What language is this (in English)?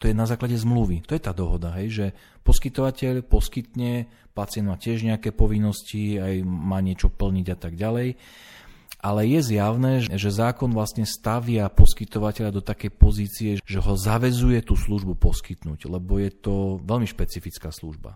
Slovak